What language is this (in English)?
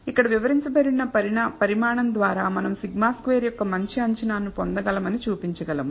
Telugu